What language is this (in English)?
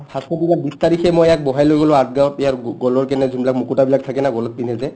Assamese